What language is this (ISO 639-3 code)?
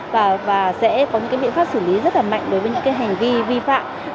vie